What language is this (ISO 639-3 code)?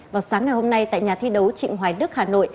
vie